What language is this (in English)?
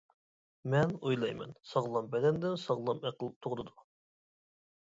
Uyghur